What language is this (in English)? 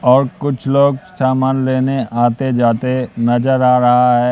Hindi